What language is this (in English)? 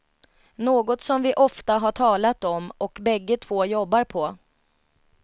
Swedish